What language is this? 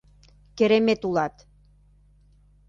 Mari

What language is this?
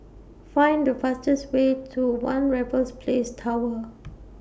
English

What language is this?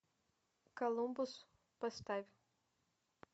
Russian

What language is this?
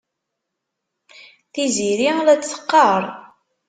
Kabyle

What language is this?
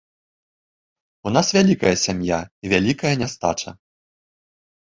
Belarusian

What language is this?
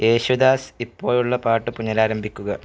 Malayalam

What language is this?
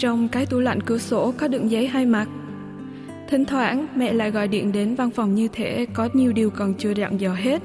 Vietnamese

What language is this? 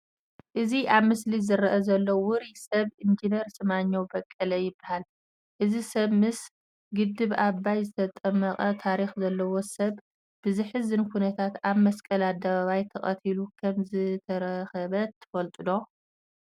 Tigrinya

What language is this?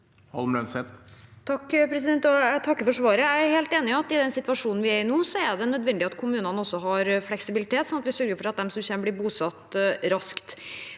Norwegian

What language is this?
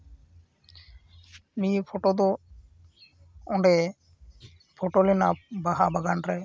Santali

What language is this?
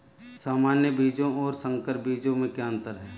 Hindi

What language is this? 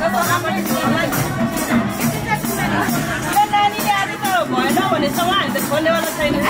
Thai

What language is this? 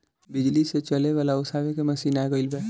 Bhojpuri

